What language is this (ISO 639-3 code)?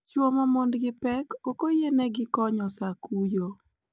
luo